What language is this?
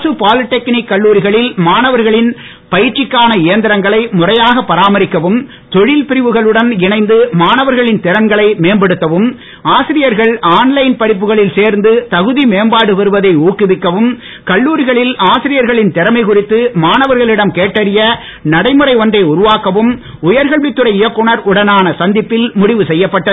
Tamil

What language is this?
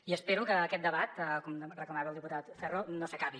Catalan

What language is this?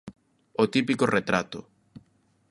Galician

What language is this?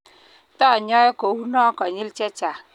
Kalenjin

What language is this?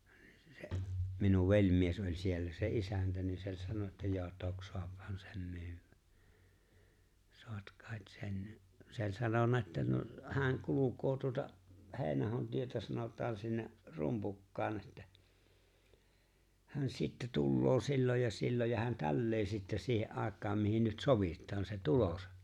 Finnish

